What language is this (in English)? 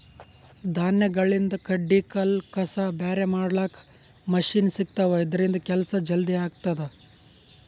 Kannada